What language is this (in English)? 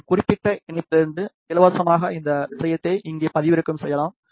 Tamil